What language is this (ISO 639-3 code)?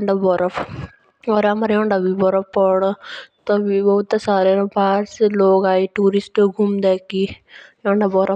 jns